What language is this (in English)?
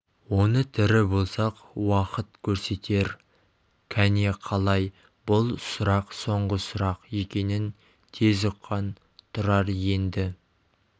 Kazakh